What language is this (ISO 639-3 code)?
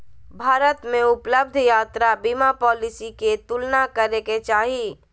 mag